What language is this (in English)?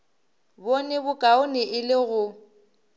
Northern Sotho